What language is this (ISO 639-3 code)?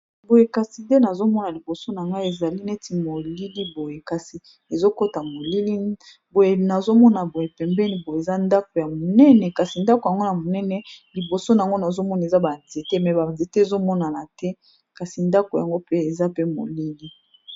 lin